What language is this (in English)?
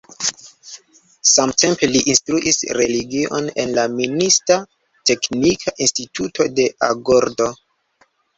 Esperanto